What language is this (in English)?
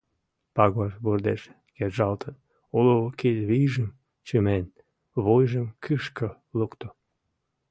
Mari